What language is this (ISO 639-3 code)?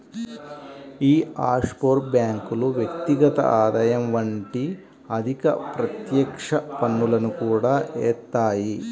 tel